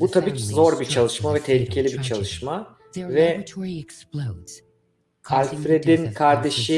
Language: Turkish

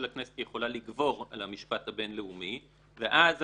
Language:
Hebrew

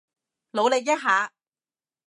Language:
Cantonese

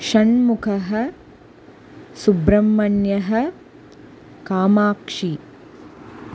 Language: Sanskrit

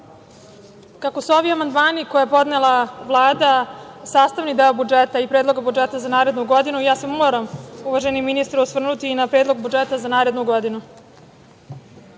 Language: Serbian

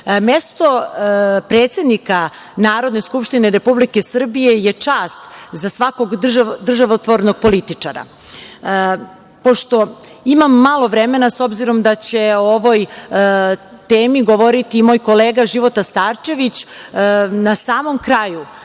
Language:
Serbian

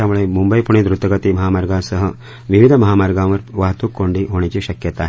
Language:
Marathi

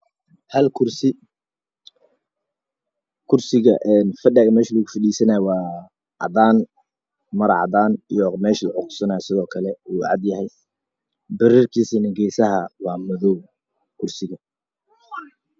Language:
Somali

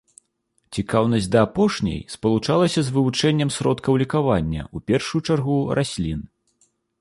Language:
Belarusian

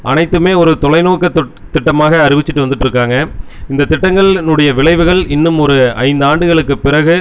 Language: Tamil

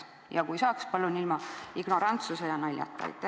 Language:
Estonian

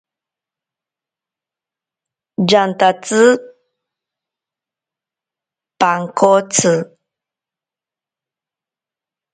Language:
Ashéninka Perené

